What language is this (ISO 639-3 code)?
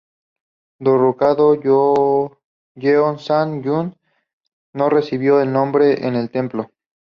spa